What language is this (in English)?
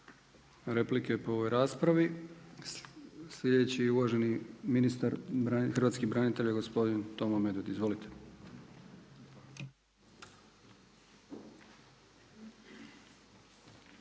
Croatian